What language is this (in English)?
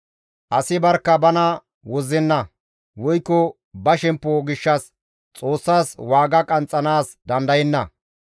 Gamo